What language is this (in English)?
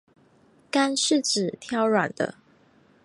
Chinese